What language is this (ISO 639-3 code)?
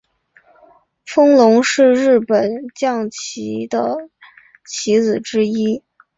zho